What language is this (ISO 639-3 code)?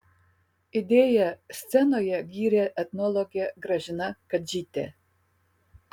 lit